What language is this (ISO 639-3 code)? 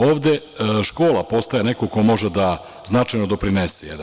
srp